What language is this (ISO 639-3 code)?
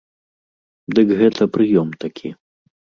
bel